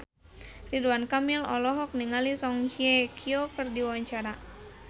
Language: Sundanese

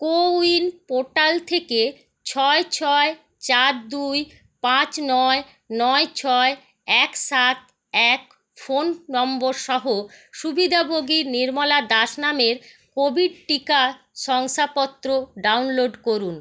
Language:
Bangla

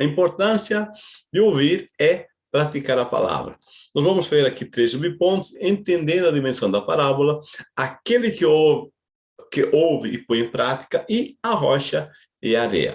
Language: Portuguese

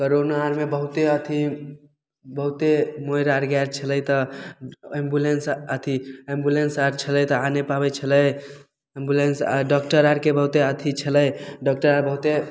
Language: Maithili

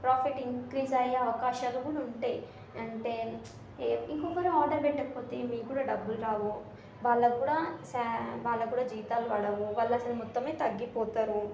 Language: Telugu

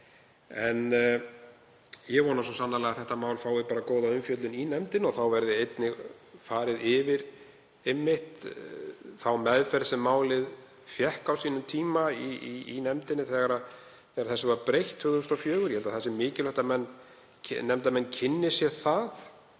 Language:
Icelandic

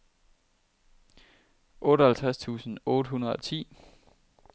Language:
Danish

